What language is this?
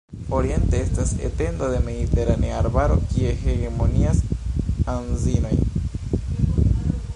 Esperanto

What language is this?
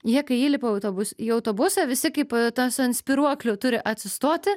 Lithuanian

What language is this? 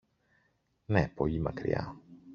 Greek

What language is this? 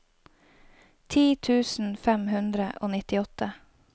Norwegian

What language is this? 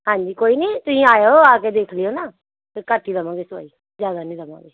Punjabi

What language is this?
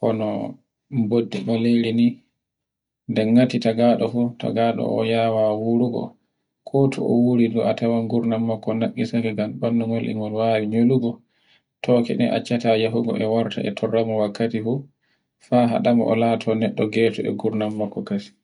Borgu Fulfulde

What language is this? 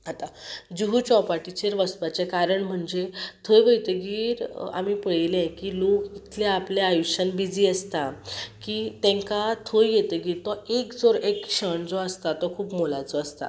Konkani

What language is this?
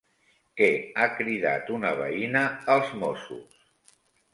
Catalan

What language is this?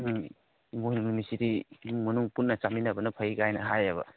Manipuri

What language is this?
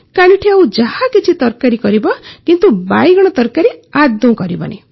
Odia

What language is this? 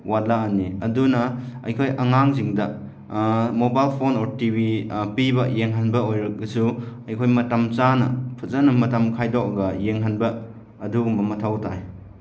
Manipuri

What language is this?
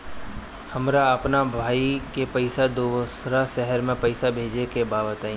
Bhojpuri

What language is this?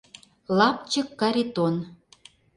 Mari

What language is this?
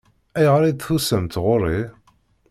Kabyle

